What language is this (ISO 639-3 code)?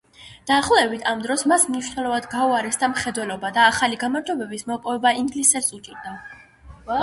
kat